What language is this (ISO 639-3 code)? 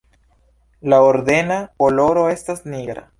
epo